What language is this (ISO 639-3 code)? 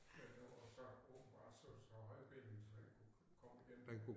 dan